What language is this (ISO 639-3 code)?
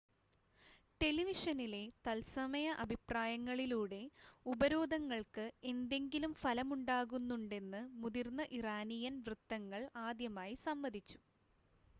mal